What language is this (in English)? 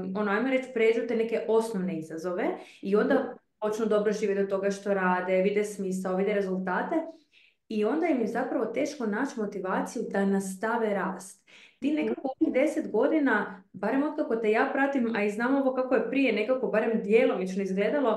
Croatian